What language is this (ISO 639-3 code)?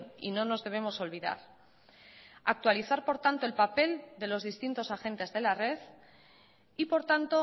spa